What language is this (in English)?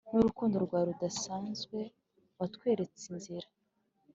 Kinyarwanda